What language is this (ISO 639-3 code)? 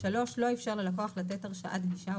heb